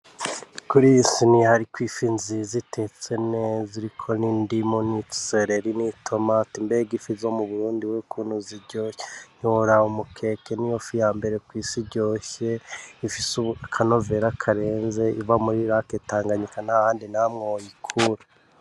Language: Rundi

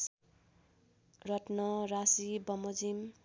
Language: Nepali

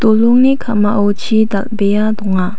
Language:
Garo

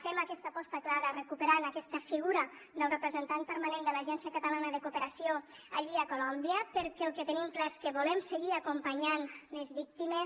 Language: Catalan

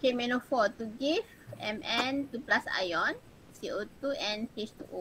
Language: Malay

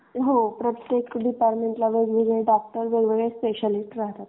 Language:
Marathi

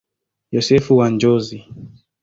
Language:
Swahili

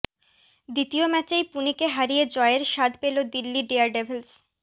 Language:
Bangla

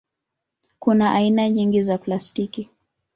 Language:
Swahili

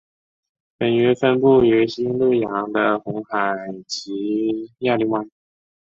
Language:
Chinese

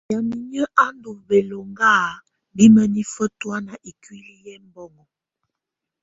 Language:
Tunen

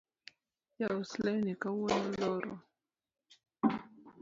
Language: Luo (Kenya and Tanzania)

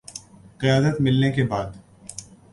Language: Urdu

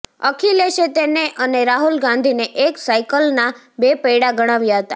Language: Gujarati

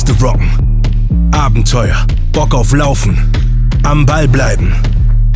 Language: German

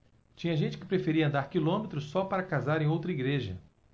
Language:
Portuguese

